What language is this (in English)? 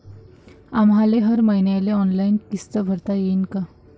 Marathi